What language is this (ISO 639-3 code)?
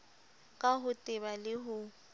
sot